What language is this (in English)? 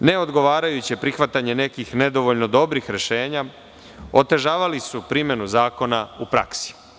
Serbian